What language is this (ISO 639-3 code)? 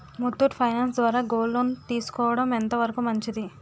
tel